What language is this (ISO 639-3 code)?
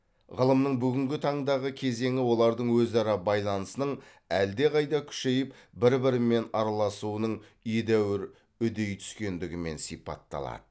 kaz